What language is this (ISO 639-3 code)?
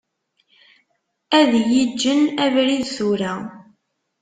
kab